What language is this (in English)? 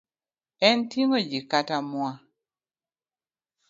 Luo (Kenya and Tanzania)